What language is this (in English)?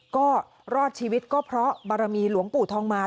Thai